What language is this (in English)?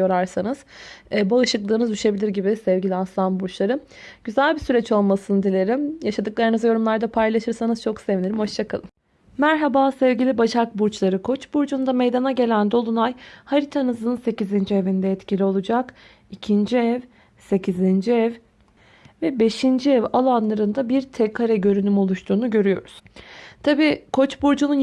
Turkish